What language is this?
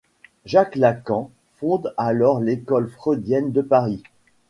French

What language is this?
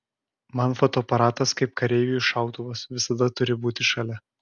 Lithuanian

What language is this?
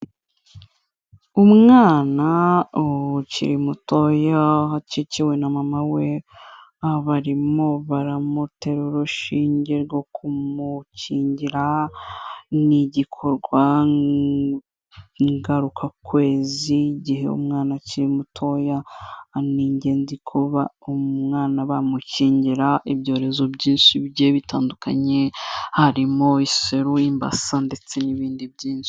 Kinyarwanda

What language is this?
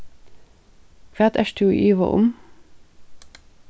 Faroese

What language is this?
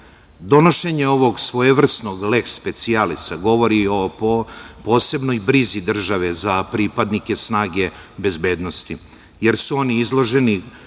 Serbian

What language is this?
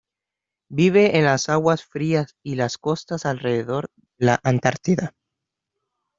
Spanish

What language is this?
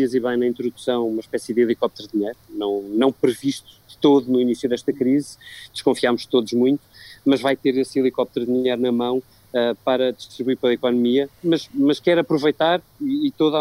Portuguese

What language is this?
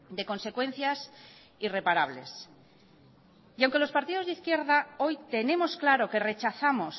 Spanish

